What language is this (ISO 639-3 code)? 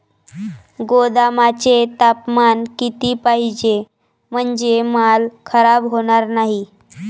mar